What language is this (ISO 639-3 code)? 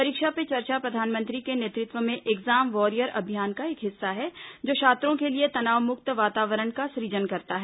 hin